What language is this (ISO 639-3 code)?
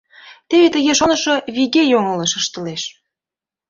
chm